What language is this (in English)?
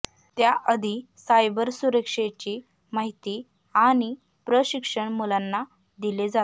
Marathi